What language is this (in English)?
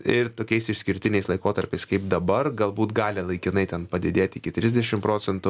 Lithuanian